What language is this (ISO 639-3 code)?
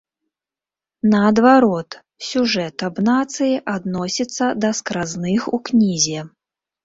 bel